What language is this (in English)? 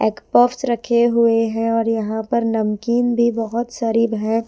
Hindi